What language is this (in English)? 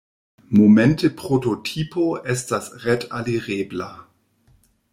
Esperanto